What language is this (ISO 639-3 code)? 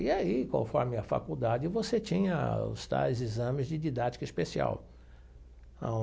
por